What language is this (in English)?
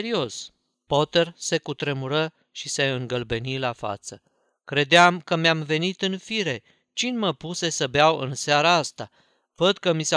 Romanian